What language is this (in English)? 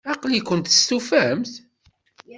Kabyle